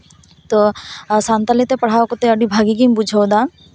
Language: Santali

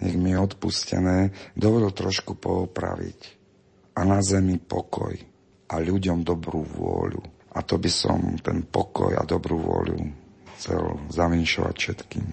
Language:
Slovak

